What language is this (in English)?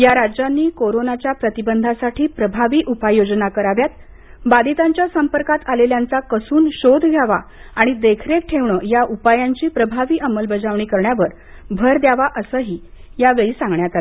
Marathi